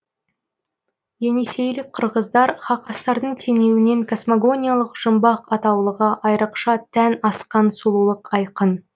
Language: Kazakh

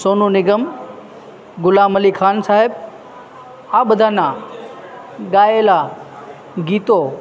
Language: Gujarati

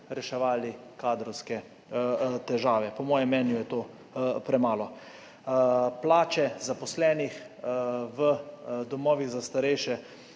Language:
Slovenian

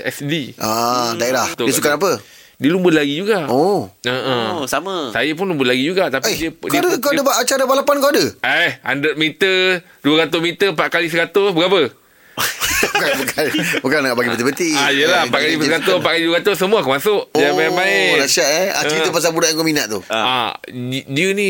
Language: Malay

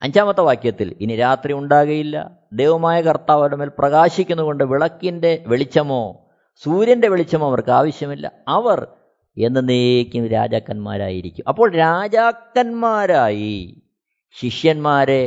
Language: Malayalam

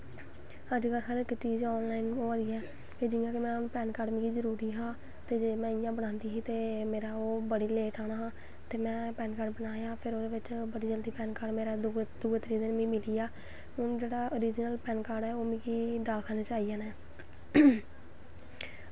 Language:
Dogri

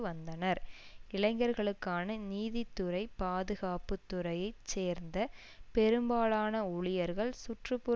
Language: Tamil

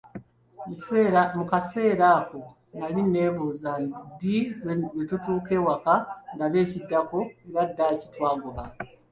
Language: Ganda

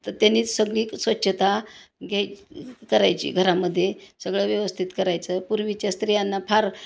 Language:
Marathi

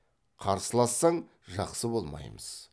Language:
Kazakh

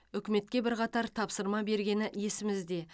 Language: Kazakh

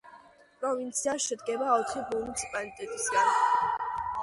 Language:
Georgian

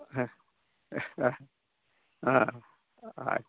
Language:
Santali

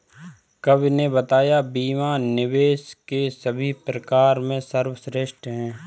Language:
Hindi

